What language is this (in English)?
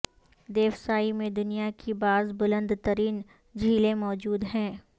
Urdu